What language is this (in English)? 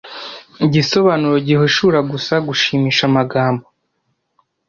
Kinyarwanda